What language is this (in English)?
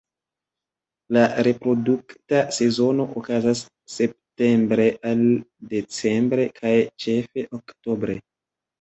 Esperanto